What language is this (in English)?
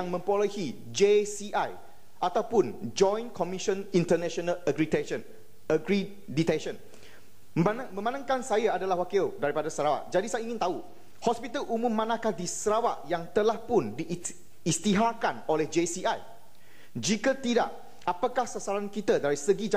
Malay